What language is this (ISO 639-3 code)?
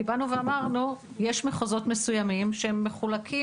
heb